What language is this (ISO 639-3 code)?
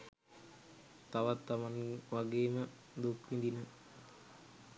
sin